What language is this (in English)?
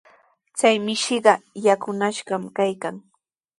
Sihuas Ancash Quechua